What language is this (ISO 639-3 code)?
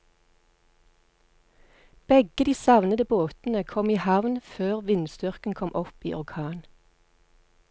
nor